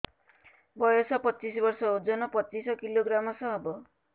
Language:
Odia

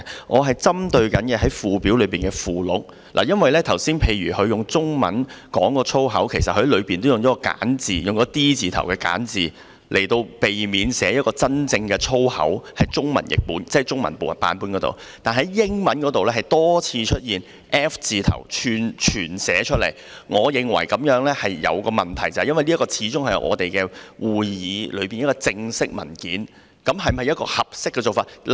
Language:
Cantonese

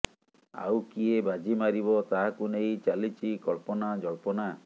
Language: Odia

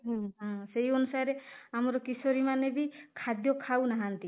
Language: Odia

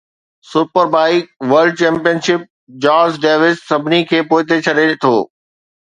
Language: Sindhi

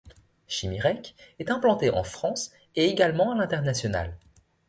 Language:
French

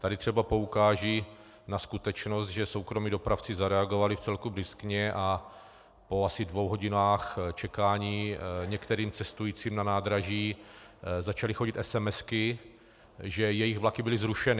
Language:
Czech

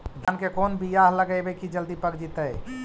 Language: Magahi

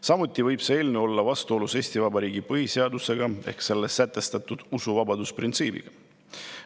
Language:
Estonian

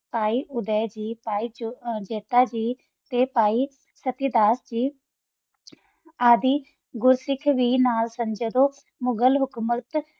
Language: Punjabi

